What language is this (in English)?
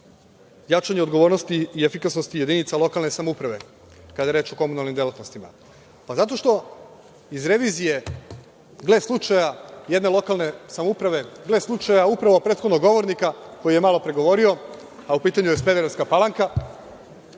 Serbian